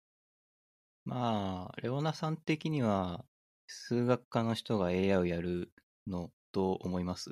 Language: Japanese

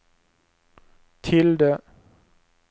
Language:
Swedish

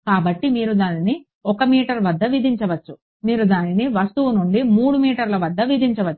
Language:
Telugu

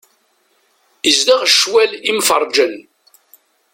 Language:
Kabyle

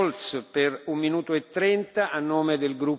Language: German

